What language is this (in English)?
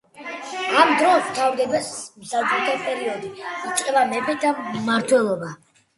Georgian